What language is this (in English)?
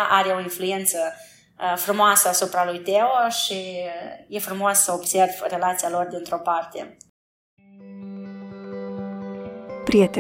Romanian